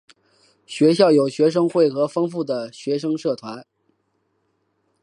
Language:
Chinese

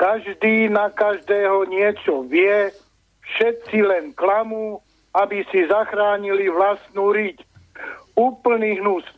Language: Slovak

